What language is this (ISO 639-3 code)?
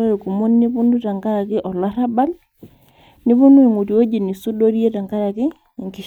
mas